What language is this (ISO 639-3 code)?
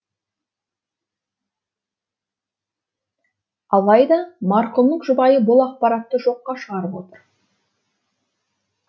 kaz